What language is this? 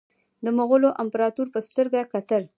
Pashto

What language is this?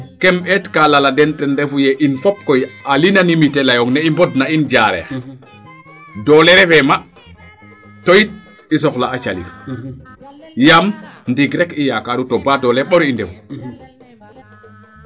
Serer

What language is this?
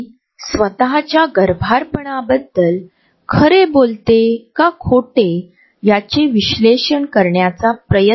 Marathi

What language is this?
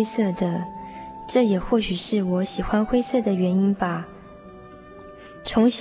Chinese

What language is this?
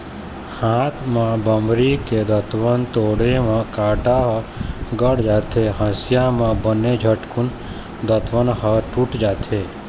Chhattisgarhi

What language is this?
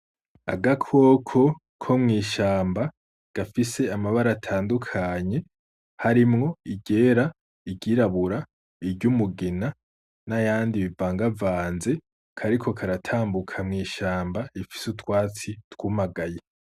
Rundi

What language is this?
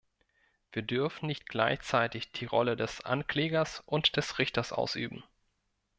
German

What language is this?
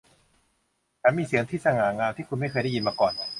Thai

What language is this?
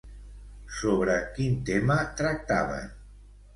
Catalan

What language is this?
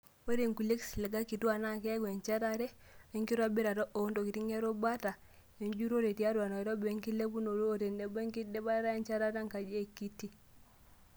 Masai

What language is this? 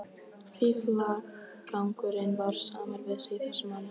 Icelandic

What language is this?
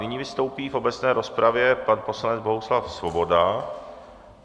Czech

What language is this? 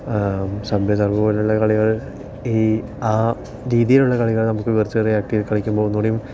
Malayalam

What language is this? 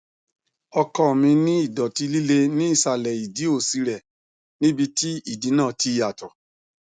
Yoruba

